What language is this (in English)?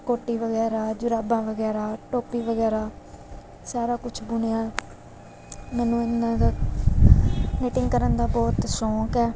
Punjabi